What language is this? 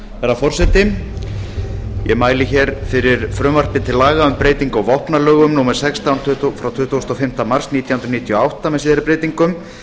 Icelandic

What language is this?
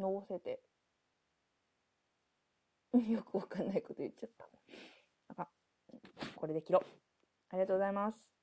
Japanese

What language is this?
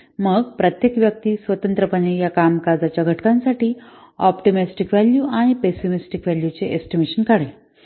Marathi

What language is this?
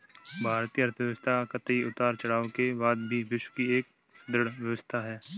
Hindi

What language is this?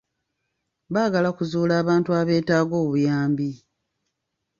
Ganda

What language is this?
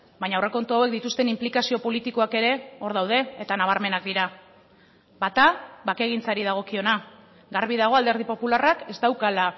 Basque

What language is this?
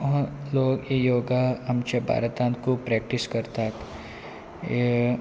Konkani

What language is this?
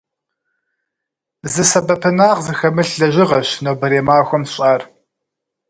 Kabardian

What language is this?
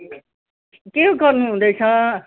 Nepali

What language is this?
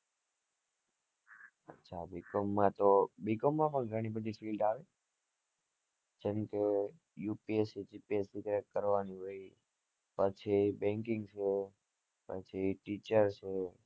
Gujarati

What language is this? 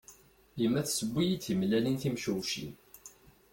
Kabyle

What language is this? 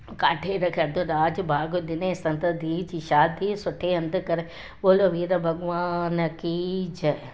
Sindhi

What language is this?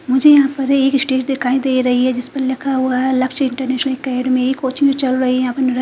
Hindi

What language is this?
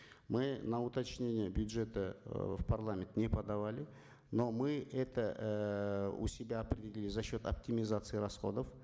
Kazakh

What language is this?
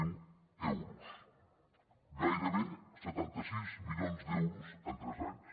Catalan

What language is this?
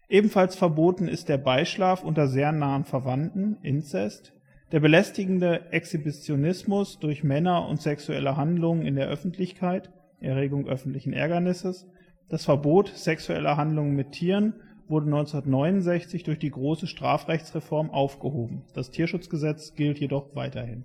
German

